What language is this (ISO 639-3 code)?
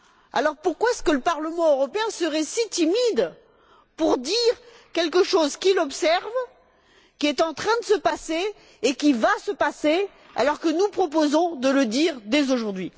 fra